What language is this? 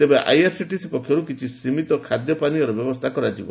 Odia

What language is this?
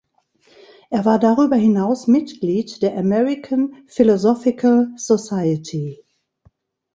German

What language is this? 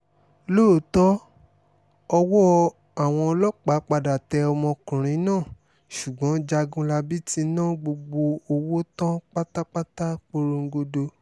Yoruba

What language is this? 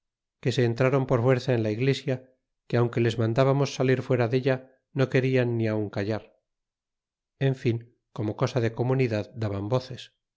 Spanish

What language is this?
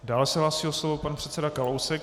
Czech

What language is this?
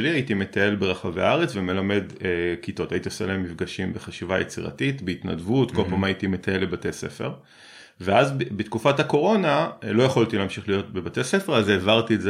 Hebrew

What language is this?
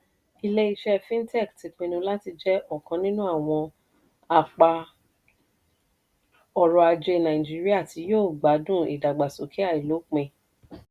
Yoruba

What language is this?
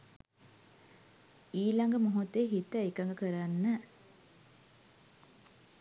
Sinhala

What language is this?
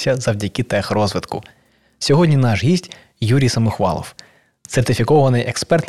Ukrainian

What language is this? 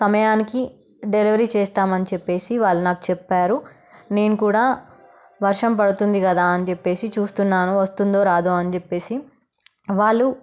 Telugu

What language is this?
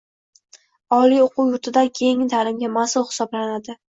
Uzbek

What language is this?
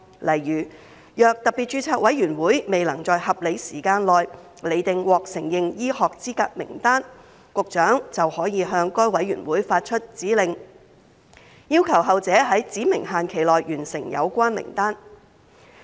Cantonese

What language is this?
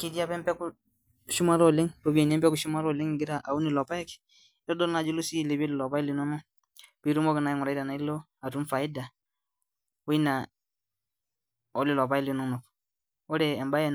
Masai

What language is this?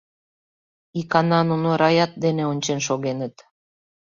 Mari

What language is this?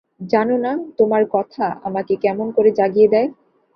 Bangla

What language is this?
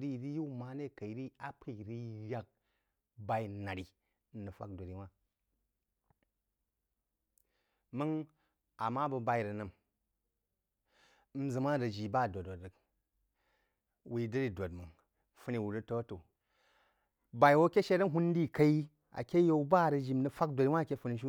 Jiba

